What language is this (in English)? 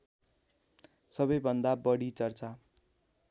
Nepali